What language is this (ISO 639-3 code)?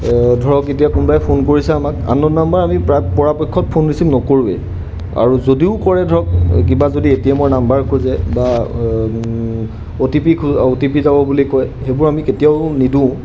asm